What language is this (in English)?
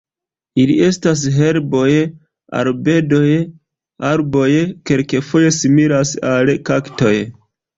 Esperanto